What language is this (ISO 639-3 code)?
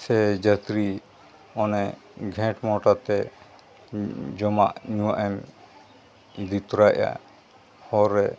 sat